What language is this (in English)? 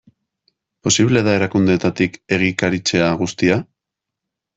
Basque